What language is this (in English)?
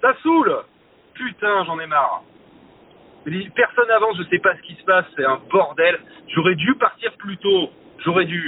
French